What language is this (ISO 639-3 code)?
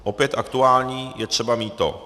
ces